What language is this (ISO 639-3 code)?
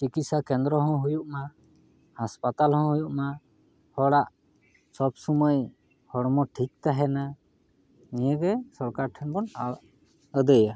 sat